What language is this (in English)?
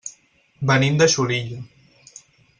Catalan